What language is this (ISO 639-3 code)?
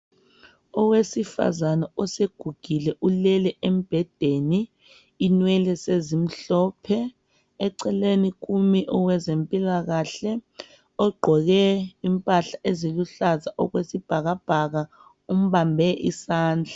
nde